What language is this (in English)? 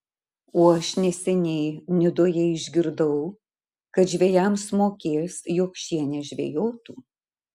Lithuanian